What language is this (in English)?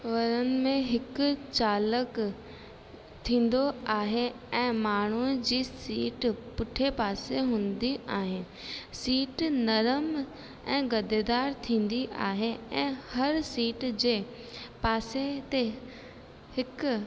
Sindhi